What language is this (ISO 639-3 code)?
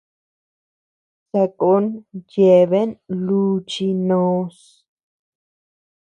cux